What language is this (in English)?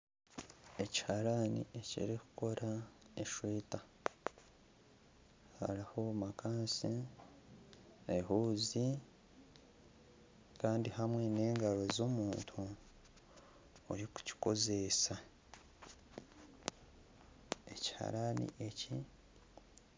Nyankole